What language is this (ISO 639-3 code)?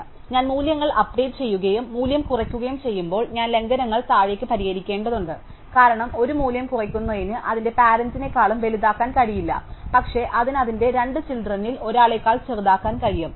mal